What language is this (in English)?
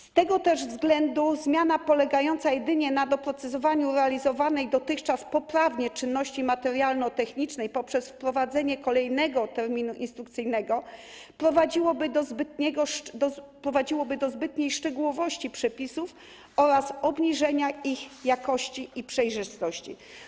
Polish